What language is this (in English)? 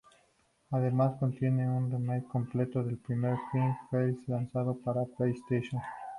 Spanish